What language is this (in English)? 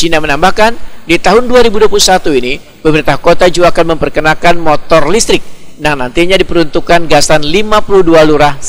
Indonesian